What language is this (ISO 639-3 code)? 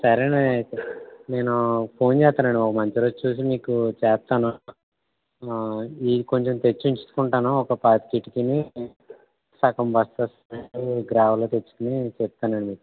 tel